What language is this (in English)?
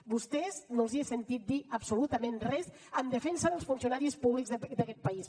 Catalan